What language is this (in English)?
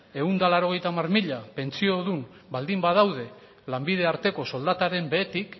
Basque